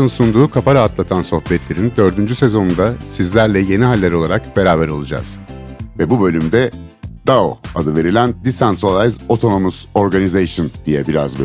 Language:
Turkish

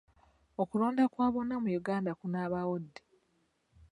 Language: Ganda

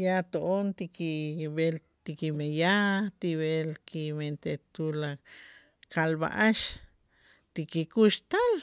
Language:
Itzá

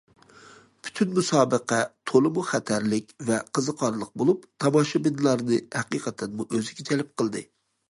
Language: Uyghur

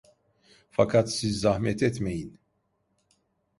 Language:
Turkish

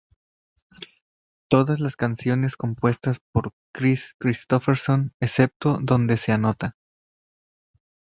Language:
Spanish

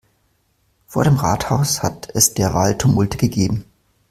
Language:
German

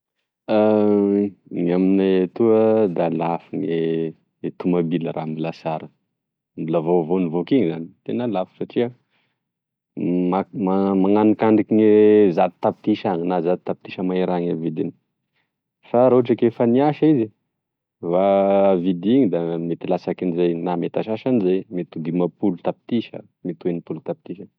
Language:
Tesaka Malagasy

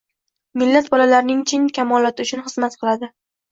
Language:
Uzbek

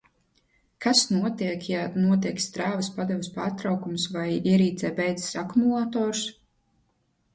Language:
Latvian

